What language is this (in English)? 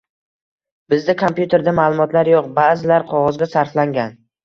Uzbek